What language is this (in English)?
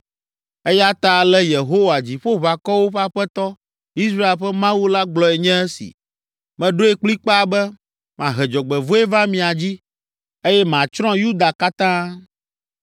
Ewe